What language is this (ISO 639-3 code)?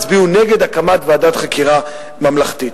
heb